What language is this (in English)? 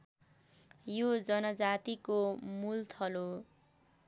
Nepali